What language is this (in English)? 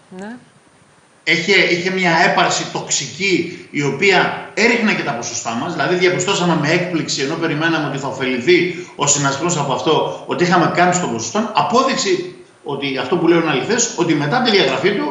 Greek